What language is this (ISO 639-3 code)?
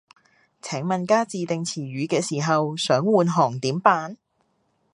yue